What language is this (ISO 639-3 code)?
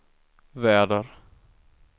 swe